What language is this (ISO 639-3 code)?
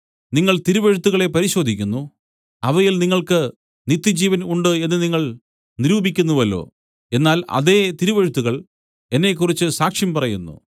mal